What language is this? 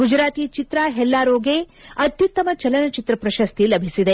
Kannada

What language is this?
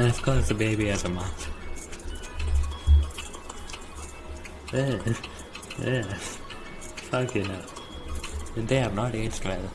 English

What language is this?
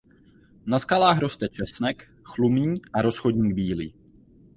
Czech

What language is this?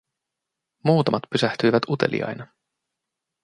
Finnish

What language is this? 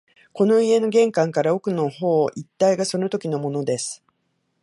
Japanese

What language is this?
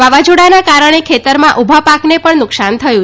Gujarati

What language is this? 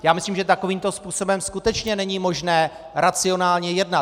Czech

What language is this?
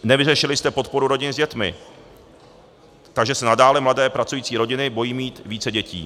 Czech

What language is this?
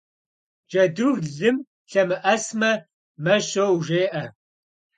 Kabardian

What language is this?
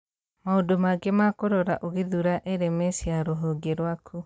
Kikuyu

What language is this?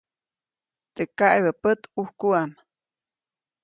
Copainalá Zoque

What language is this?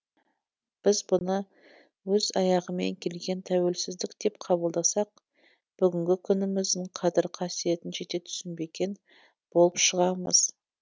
Kazakh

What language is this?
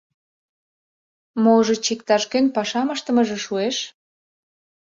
Mari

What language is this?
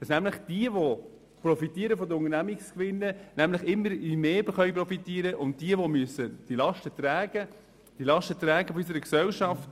Swiss German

